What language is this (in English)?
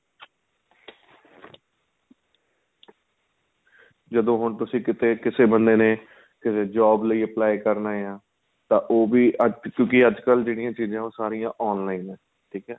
Punjabi